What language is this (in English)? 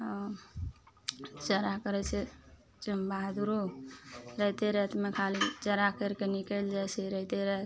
Maithili